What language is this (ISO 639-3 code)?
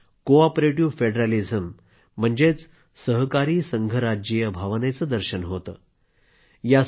mar